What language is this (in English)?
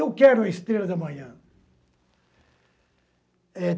Portuguese